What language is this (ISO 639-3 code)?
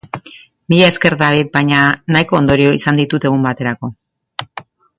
eus